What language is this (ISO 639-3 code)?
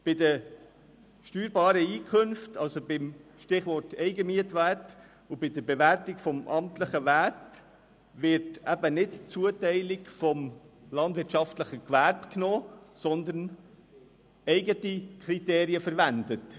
gsw